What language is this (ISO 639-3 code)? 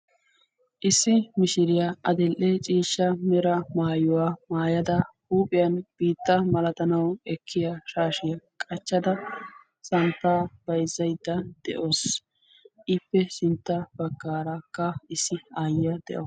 wal